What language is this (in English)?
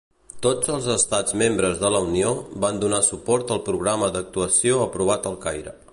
Catalan